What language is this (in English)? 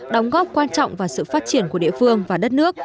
Vietnamese